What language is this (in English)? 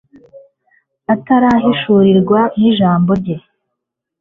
Kinyarwanda